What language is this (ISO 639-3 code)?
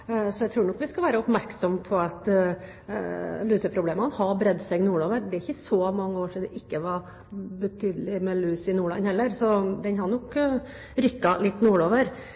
nob